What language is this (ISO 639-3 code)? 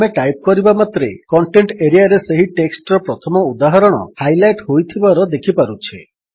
ori